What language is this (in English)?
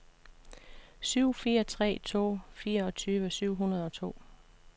Danish